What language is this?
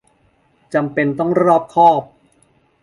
Thai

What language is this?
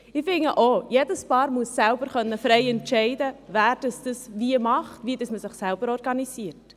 Swiss German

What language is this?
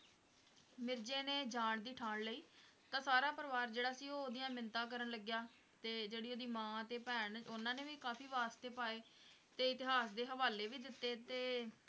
Punjabi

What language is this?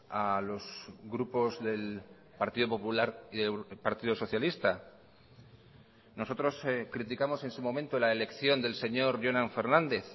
Spanish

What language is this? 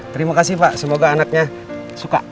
Indonesian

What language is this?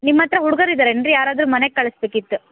Kannada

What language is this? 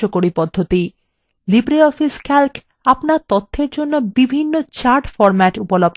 Bangla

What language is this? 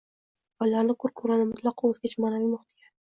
Uzbek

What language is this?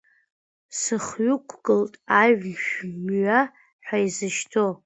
Abkhazian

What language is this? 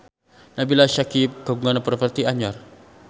Sundanese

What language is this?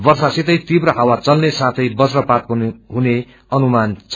Nepali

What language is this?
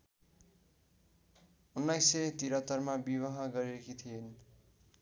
Nepali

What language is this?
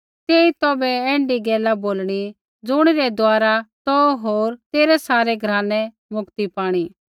Kullu Pahari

